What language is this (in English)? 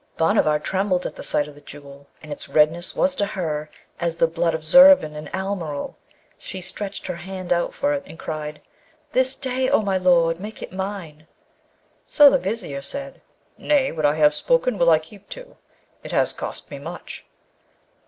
English